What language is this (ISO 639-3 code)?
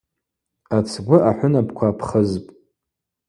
abq